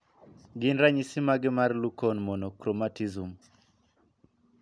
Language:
Luo (Kenya and Tanzania)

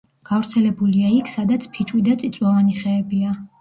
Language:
Georgian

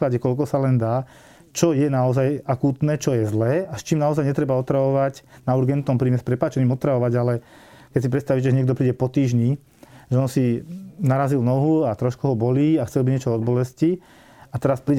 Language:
Slovak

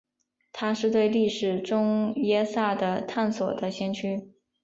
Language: Chinese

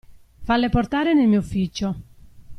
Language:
Italian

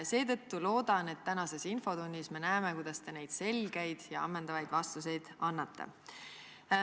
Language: Estonian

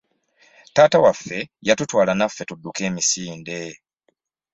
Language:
Ganda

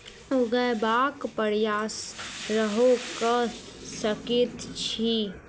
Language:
Maithili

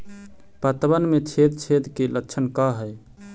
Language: Magahi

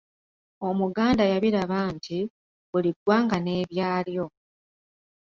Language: Ganda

